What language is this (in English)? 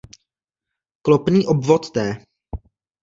Czech